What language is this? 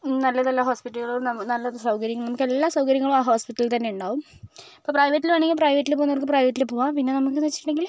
Malayalam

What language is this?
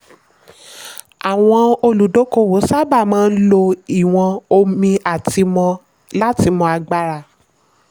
Yoruba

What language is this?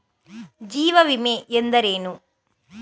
Kannada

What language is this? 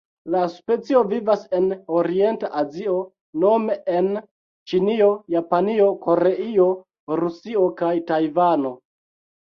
Esperanto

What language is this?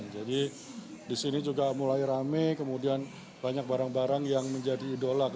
Indonesian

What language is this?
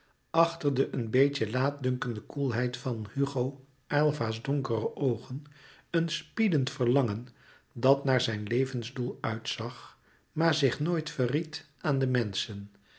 Dutch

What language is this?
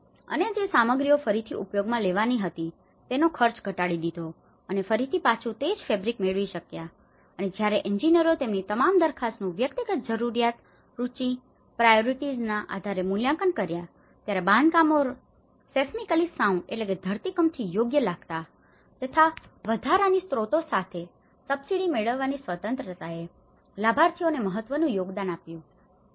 Gujarati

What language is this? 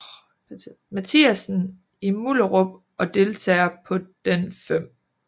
Danish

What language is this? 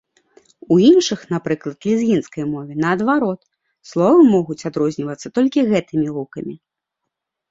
Belarusian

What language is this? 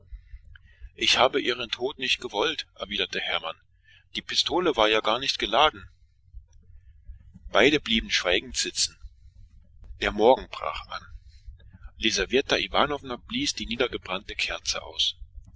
German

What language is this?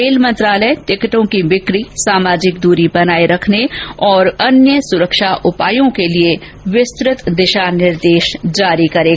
Hindi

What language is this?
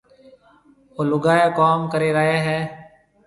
Marwari (Pakistan)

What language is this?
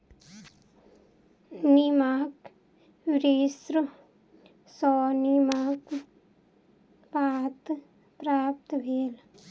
Maithili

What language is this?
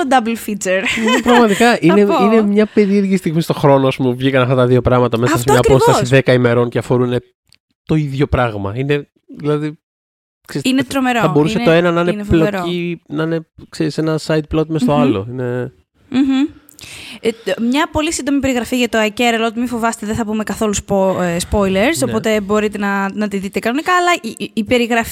Greek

